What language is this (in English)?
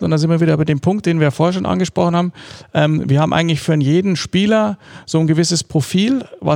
German